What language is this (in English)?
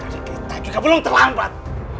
Indonesian